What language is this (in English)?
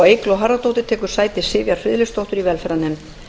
Icelandic